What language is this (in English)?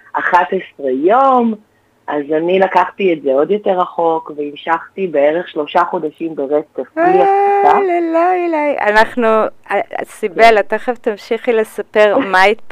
Hebrew